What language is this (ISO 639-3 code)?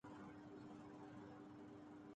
urd